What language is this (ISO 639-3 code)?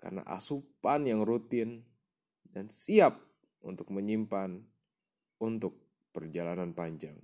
ind